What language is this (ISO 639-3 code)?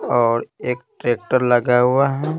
hin